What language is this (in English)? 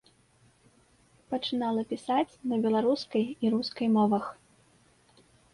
Belarusian